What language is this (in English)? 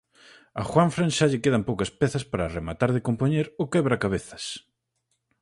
Galician